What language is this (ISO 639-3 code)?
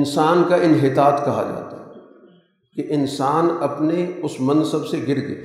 urd